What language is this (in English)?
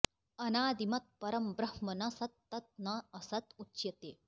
Sanskrit